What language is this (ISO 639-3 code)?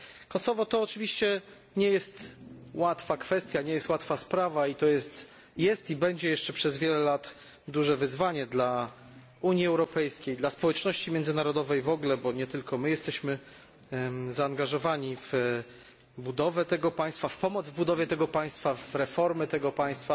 pol